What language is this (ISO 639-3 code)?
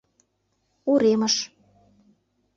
chm